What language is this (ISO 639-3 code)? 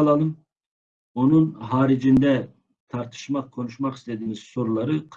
tur